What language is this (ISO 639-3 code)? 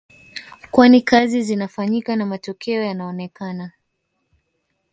swa